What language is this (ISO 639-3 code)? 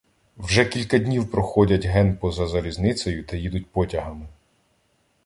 ukr